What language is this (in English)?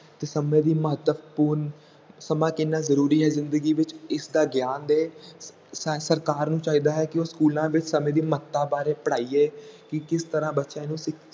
Punjabi